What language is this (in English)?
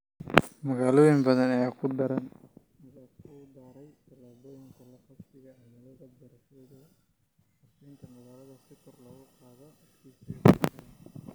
Somali